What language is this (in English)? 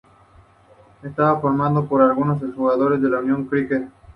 Spanish